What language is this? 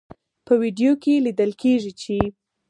Pashto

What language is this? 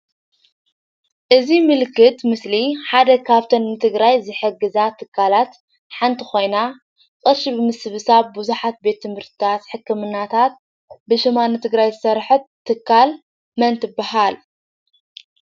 Tigrinya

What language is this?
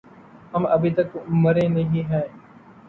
Urdu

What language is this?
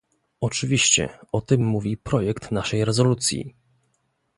Polish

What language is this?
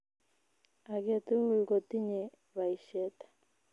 Kalenjin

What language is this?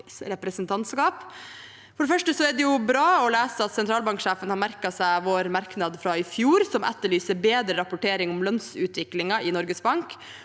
Norwegian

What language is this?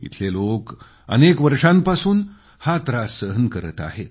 Marathi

